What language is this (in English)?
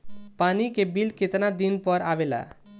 Bhojpuri